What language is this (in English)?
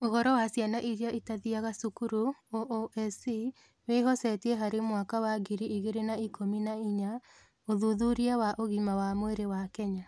Kikuyu